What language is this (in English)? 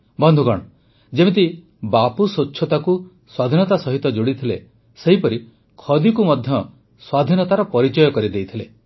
Odia